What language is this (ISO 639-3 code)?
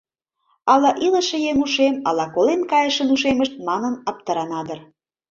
chm